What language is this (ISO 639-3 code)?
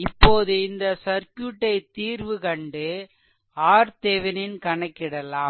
tam